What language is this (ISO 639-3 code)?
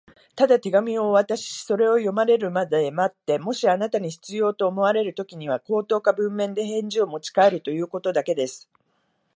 jpn